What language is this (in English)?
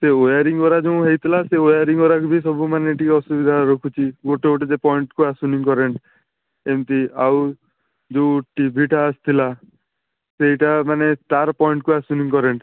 Odia